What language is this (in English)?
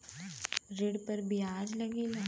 Bhojpuri